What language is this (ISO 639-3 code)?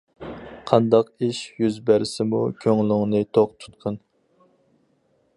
uig